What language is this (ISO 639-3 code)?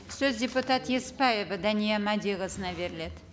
kaz